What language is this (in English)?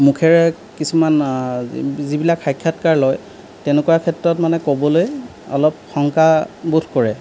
Assamese